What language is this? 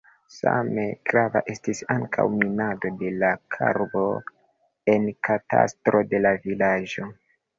Esperanto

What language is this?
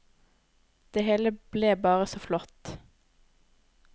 Norwegian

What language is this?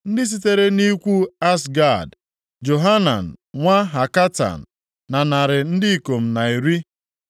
Igbo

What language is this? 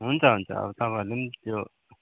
Nepali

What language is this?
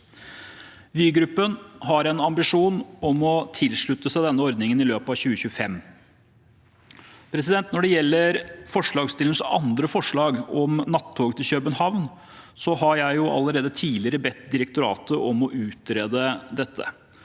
Norwegian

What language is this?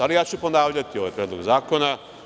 Serbian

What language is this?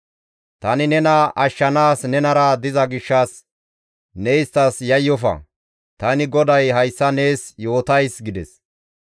Gamo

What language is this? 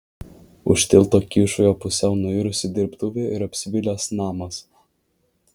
Lithuanian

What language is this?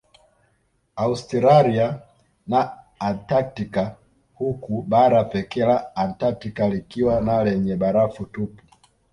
Swahili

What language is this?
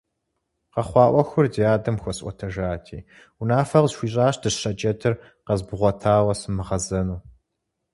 Kabardian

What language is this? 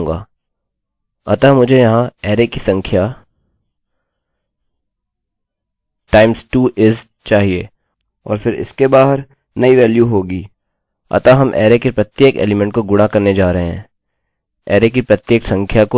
Hindi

